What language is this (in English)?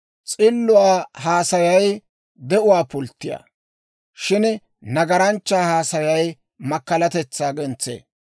Dawro